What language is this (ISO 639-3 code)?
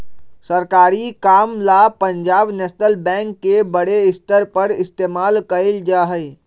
mag